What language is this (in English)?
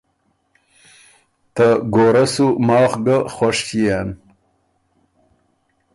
Ormuri